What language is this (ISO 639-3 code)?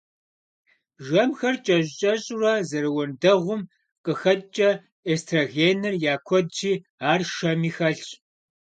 kbd